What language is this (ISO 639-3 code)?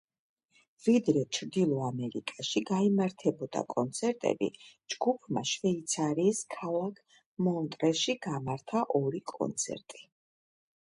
kat